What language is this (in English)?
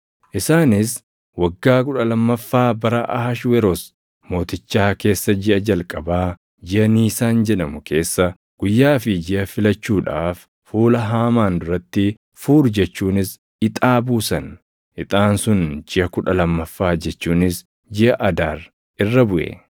Oromo